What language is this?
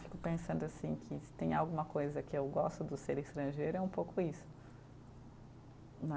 Portuguese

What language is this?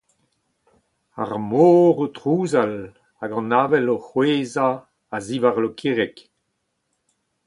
Breton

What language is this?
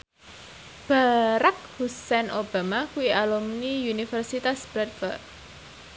Javanese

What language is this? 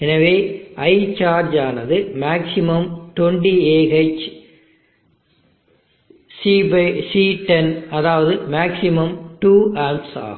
Tamil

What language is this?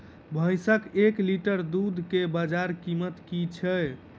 Maithili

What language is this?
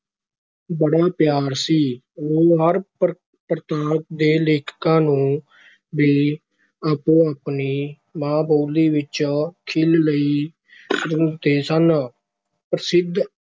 Punjabi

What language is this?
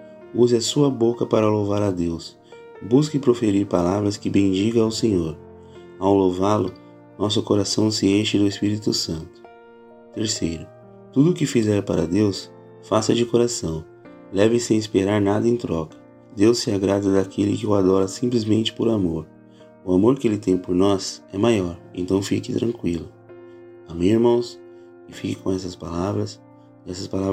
Portuguese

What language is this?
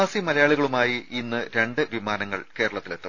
Malayalam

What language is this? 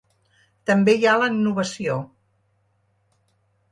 Catalan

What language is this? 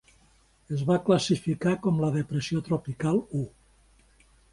Catalan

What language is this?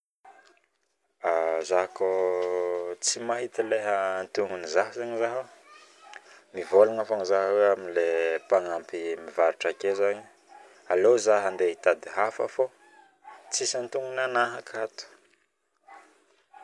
Northern Betsimisaraka Malagasy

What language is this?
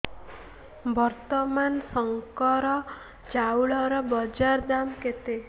Odia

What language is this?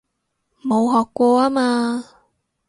Cantonese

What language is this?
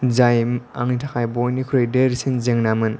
Bodo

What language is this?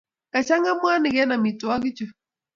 Kalenjin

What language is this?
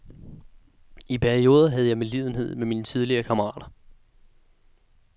Danish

